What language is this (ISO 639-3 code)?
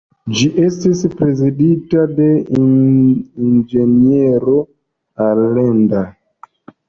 epo